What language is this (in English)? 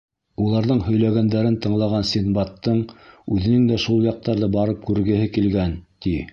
Bashkir